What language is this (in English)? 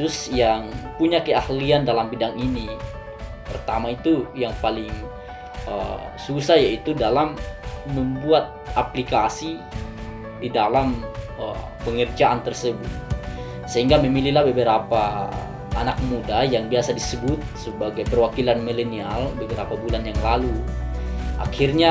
Indonesian